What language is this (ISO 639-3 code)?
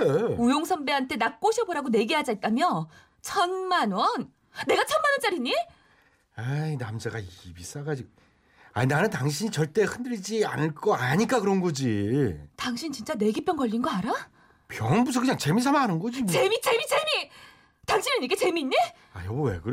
kor